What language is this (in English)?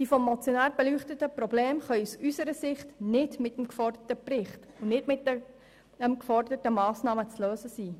Swiss German